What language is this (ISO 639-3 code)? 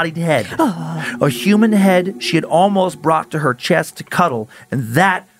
eng